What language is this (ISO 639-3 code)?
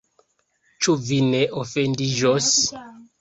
epo